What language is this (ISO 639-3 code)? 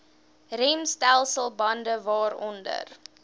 afr